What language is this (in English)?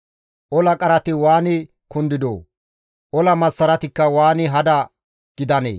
Gamo